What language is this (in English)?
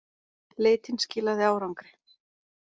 Icelandic